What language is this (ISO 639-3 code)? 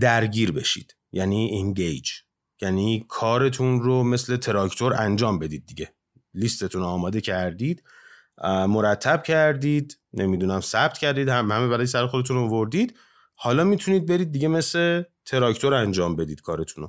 fas